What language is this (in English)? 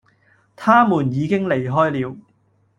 Cantonese